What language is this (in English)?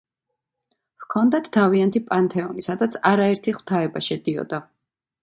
Georgian